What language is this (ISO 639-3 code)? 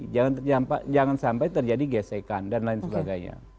ind